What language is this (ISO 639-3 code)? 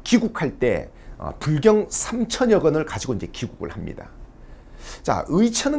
kor